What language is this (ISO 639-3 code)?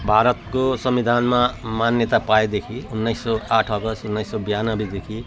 nep